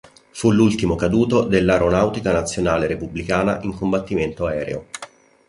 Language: Italian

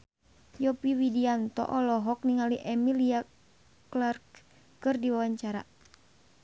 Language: Sundanese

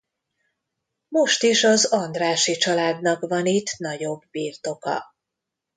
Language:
Hungarian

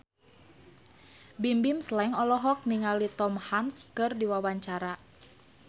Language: Sundanese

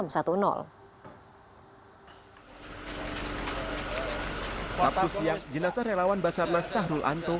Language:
Indonesian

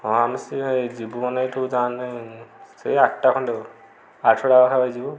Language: Odia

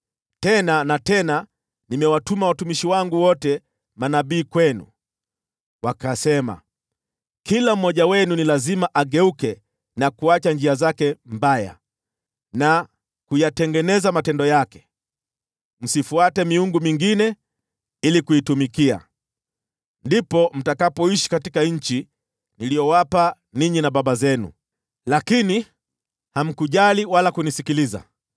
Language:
Swahili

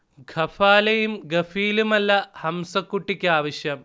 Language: Malayalam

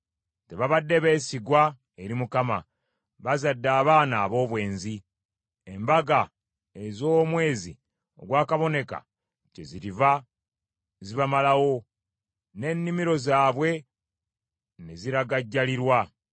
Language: Ganda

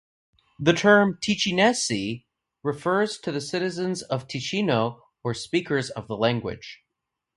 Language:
English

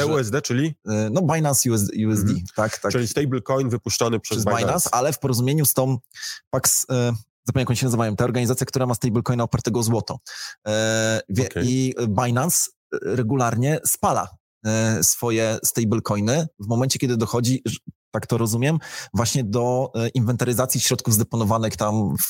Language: Polish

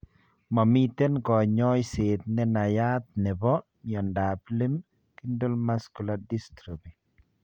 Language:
Kalenjin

